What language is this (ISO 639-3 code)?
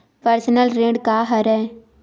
hne